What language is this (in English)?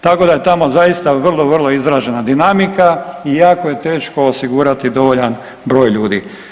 Croatian